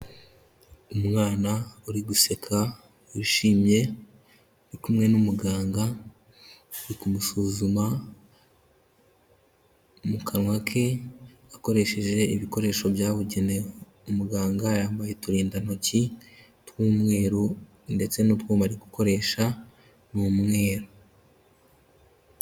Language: Kinyarwanda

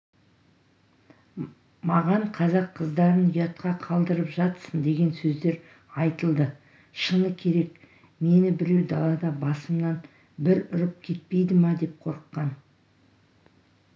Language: Kazakh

